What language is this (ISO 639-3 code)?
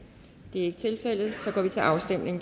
dan